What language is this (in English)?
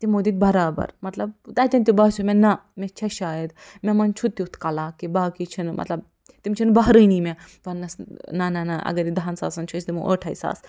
Kashmiri